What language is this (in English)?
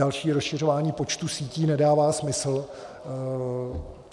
Czech